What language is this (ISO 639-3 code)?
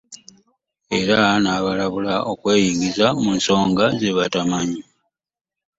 lug